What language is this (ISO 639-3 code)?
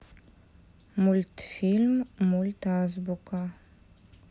rus